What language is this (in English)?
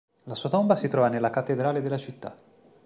Italian